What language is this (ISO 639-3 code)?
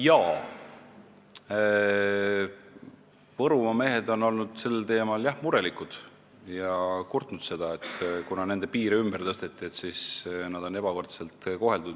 est